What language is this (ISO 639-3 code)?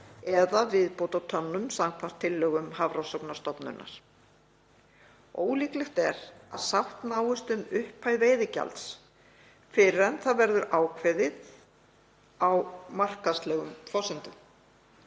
isl